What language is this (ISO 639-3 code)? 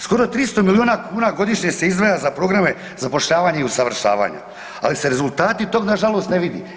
hrv